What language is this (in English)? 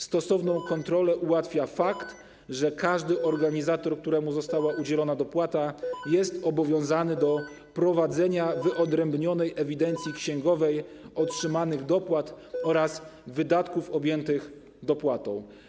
Polish